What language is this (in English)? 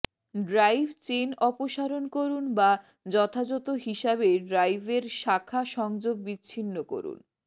Bangla